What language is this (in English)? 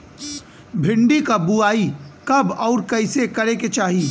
Bhojpuri